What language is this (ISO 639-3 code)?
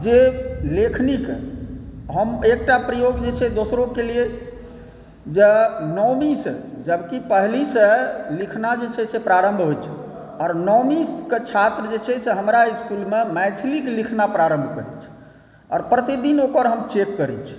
mai